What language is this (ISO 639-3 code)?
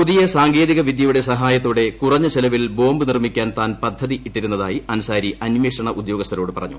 mal